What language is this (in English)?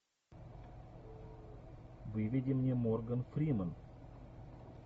Russian